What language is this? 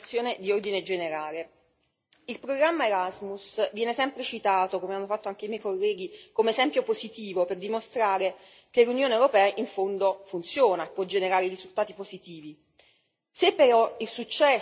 Italian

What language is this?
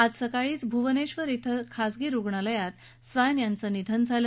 Marathi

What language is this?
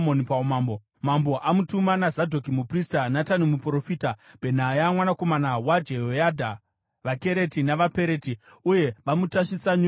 Shona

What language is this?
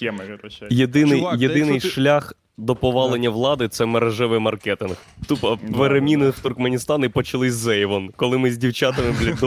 Ukrainian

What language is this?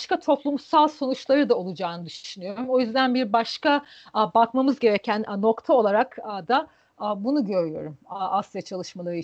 Turkish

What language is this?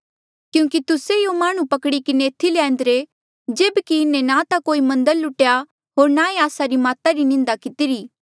Mandeali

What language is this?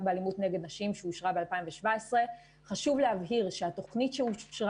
Hebrew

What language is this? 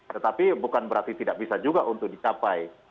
Indonesian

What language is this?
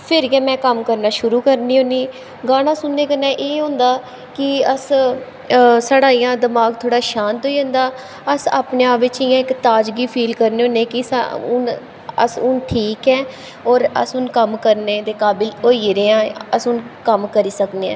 Dogri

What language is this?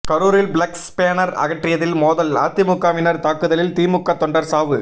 Tamil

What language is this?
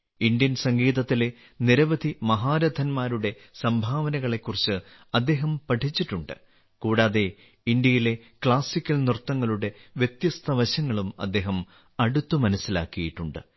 Malayalam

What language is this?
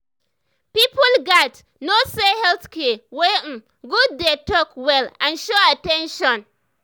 Nigerian Pidgin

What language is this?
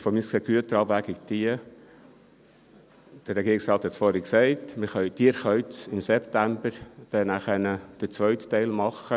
Swiss German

